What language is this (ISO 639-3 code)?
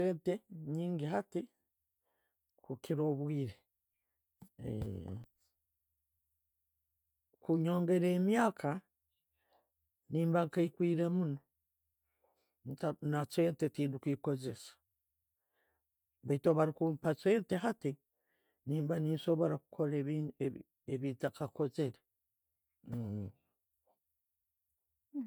ttj